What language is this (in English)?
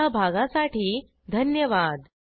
Marathi